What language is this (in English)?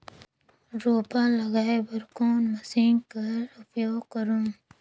Chhattisgarhi